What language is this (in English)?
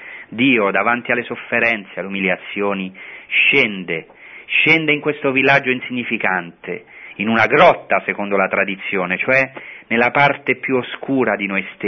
Italian